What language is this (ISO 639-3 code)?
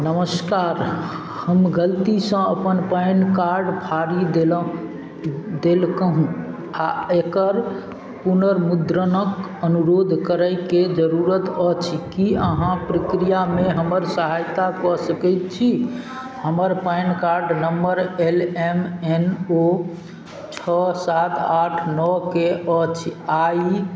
mai